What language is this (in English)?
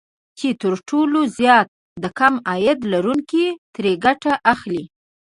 Pashto